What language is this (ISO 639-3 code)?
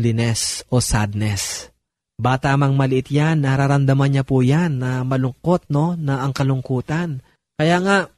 fil